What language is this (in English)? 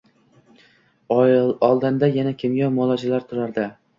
Uzbek